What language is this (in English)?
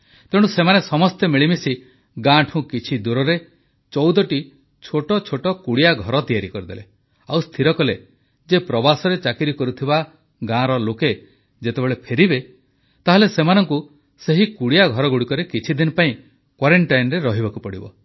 Odia